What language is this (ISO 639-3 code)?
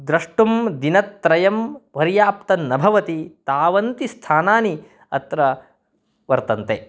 san